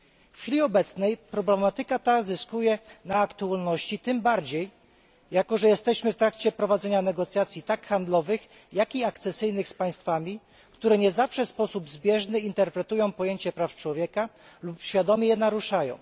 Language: Polish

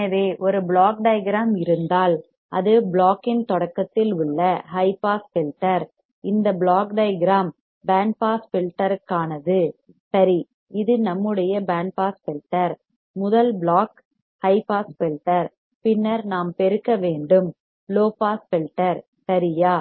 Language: Tamil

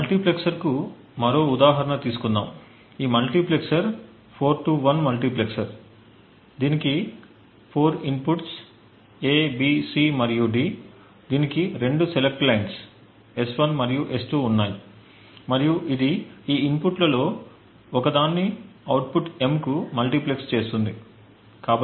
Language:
Telugu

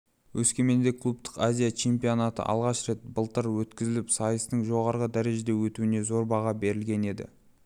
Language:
Kazakh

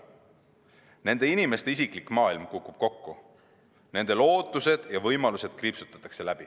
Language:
Estonian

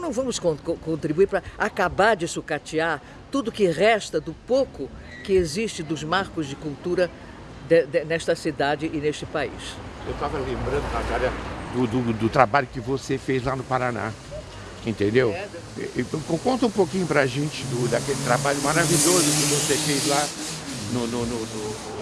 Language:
Portuguese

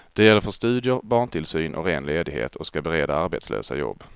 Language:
Swedish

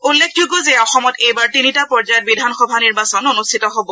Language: Assamese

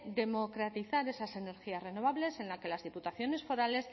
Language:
Spanish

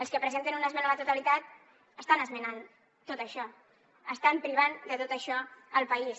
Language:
Catalan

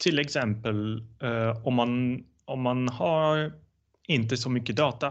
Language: Swedish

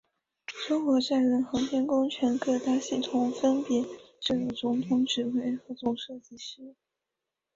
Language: Chinese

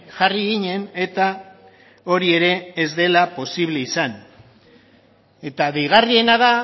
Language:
Basque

